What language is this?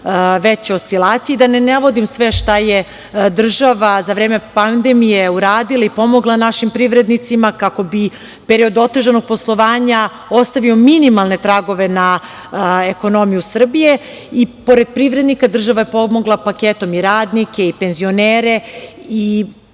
Serbian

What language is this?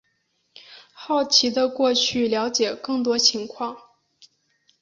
Chinese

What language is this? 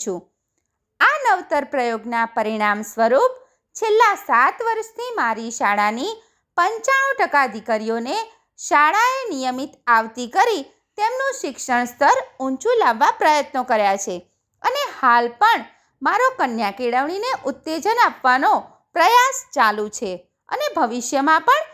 Gujarati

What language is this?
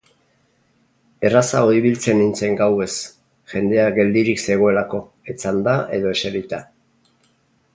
Basque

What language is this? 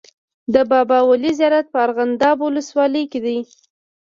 Pashto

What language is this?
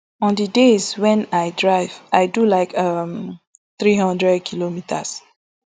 Nigerian Pidgin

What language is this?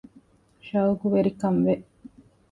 Divehi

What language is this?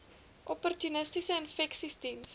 Afrikaans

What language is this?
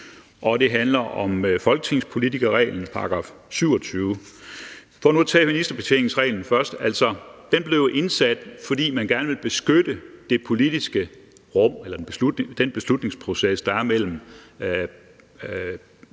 Danish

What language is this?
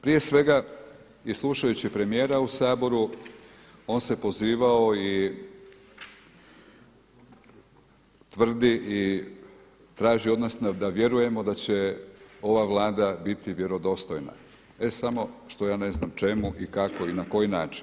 Croatian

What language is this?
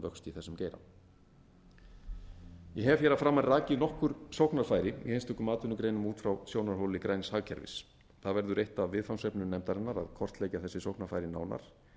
Icelandic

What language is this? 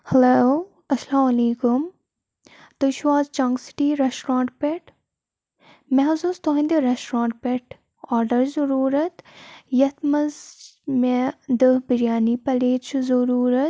Kashmiri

